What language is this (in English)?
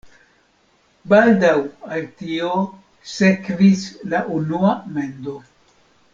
Esperanto